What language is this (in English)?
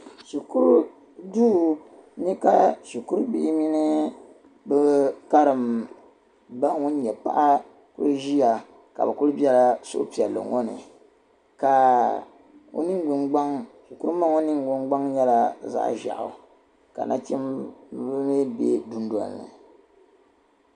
Dagbani